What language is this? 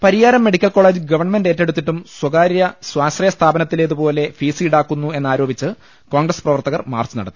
Malayalam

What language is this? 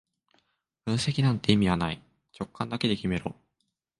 Japanese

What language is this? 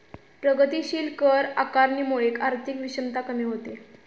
Marathi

